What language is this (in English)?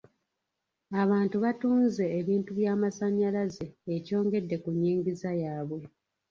Ganda